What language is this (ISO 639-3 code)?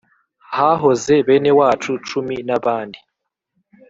kin